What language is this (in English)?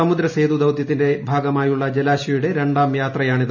Malayalam